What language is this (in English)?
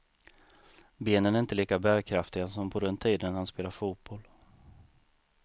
Swedish